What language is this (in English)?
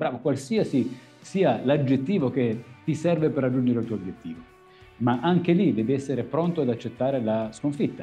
Italian